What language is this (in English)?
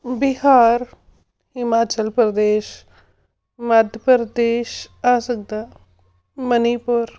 Punjabi